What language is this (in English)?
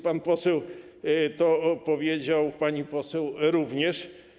Polish